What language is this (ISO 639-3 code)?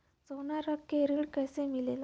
bho